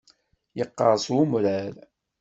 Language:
Kabyle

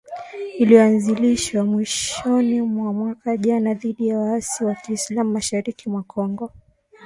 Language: Swahili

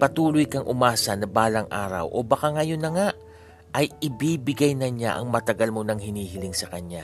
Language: Filipino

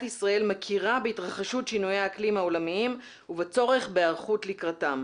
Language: Hebrew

